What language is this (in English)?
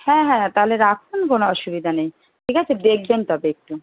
Bangla